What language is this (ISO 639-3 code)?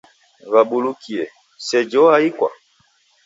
dav